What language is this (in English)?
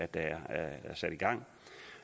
Danish